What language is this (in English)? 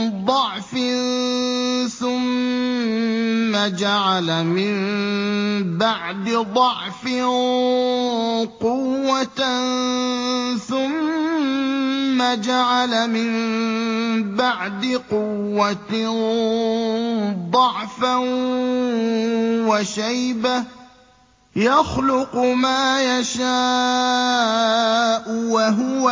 Arabic